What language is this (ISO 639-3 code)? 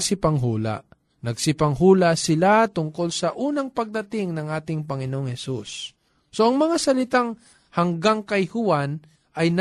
fil